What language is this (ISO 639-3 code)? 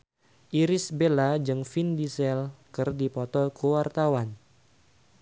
sun